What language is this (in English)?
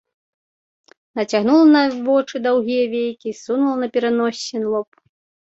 Belarusian